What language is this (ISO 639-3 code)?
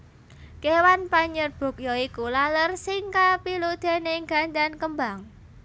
jav